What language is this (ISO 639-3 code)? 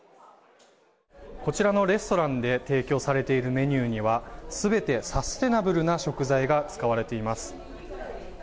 jpn